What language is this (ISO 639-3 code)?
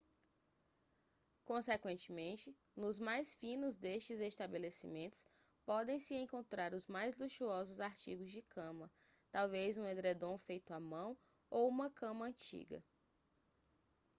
por